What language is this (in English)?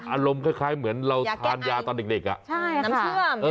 Thai